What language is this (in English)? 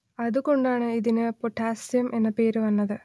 Malayalam